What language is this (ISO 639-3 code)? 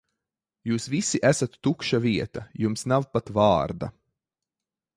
lav